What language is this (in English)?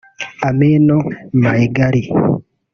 Kinyarwanda